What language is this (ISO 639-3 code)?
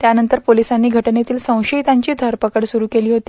mar